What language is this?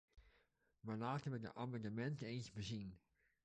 Dutch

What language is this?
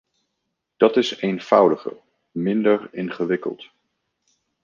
Dutch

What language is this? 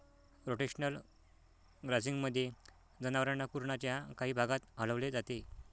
Marathi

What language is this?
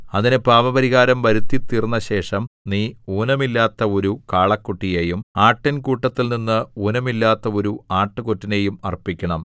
Malayalam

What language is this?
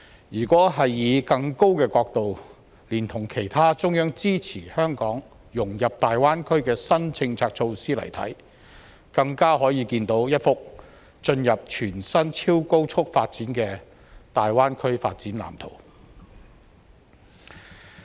Cantonese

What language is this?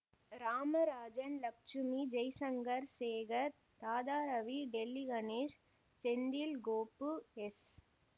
Tamil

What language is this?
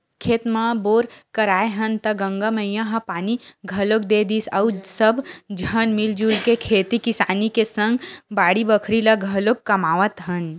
Chhattisgarhi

